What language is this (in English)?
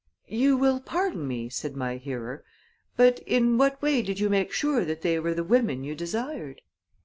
English